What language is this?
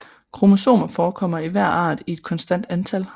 Danish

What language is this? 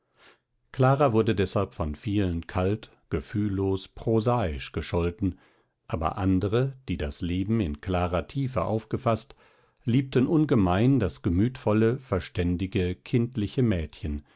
German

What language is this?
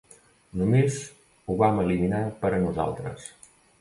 Catalan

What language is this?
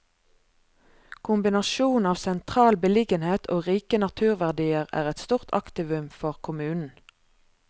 Norwegian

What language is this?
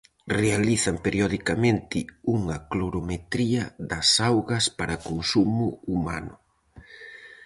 Galician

